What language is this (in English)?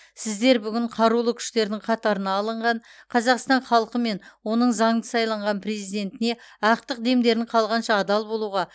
Kazakh